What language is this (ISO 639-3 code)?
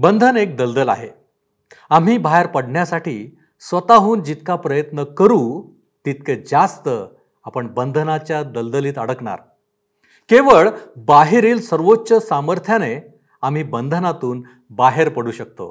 mar